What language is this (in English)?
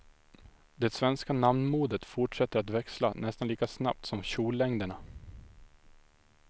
Swedish